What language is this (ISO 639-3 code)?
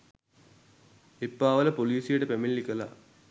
sin